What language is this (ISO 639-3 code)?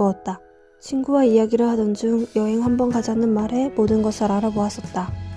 kor